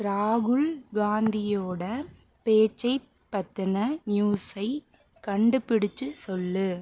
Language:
Tamil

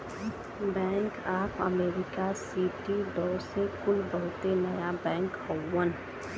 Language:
Bhojpuri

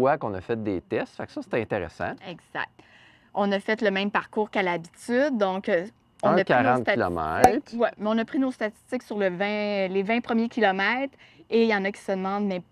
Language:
French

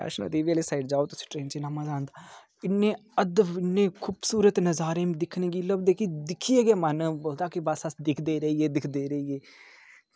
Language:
Dogri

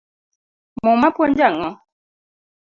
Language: Luo (Kenya and Tanzania)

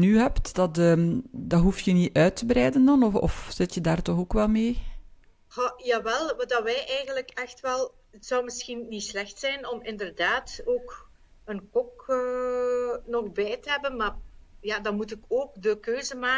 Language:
Dutch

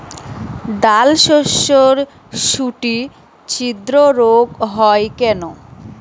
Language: Bangla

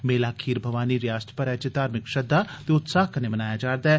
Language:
Dogri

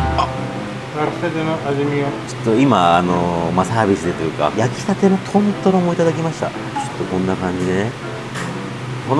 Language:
Japanese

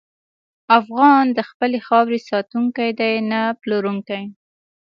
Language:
Pashto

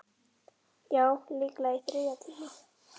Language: Icelandic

